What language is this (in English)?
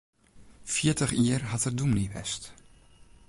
Western Frisian